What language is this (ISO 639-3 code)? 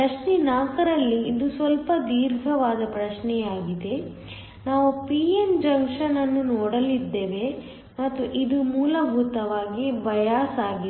kan